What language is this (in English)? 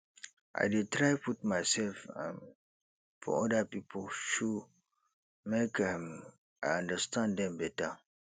Nigerian Pidgin